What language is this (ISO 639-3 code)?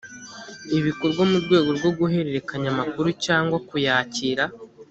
kin